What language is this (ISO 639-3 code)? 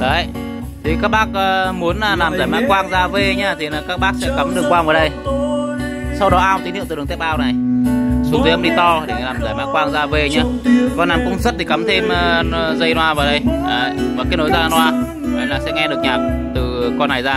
vie